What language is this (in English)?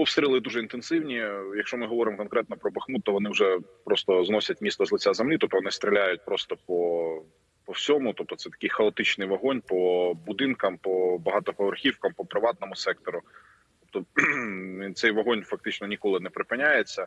Ukrainian